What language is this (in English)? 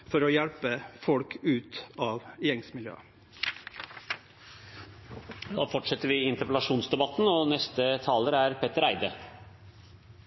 Norwegian Nynorsk